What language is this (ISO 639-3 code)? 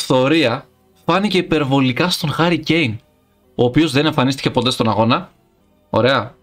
ell